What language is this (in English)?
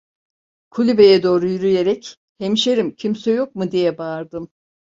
Turkish